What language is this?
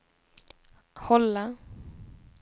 Swedish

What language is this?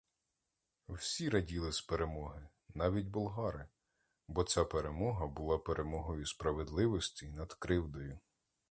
Ukrainian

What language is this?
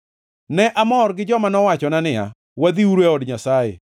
Luo (Kenya and Tanzania)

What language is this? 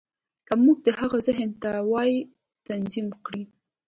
Pashto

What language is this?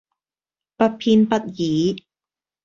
Cantonese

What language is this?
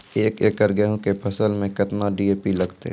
Maithili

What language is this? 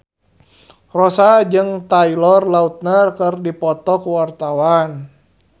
Sundanese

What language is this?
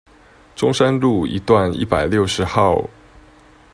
Chinese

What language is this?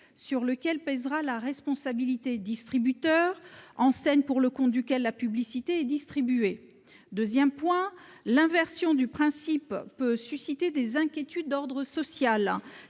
French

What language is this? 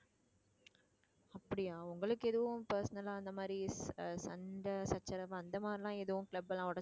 Tamil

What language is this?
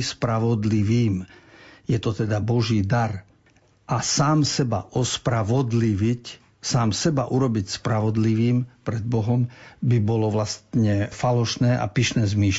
Slovak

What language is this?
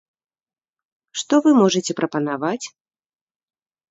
Belarusian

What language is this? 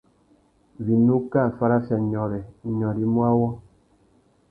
Tuki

